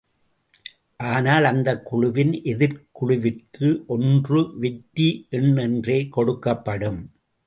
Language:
Tamil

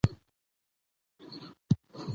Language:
Pashto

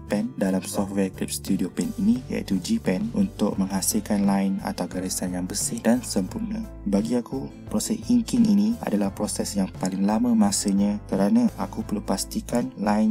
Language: Malay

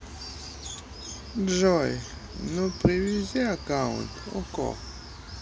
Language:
Russian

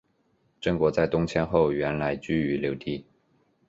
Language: Chinese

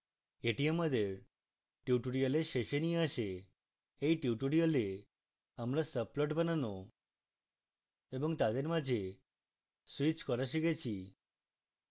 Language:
Bangla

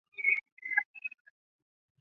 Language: Chinese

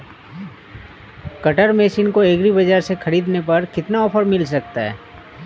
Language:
Hindi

